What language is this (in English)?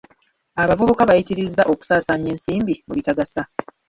Ganda